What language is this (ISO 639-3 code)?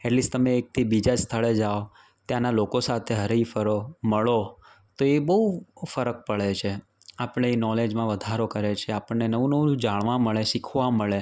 guj